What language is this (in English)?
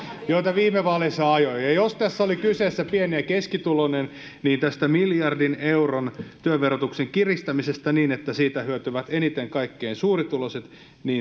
Finnish